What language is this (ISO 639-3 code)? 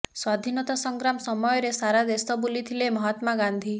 ori